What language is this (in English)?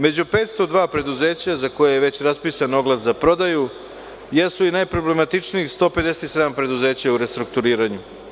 Serbian